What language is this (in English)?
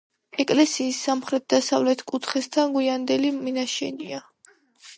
Georgian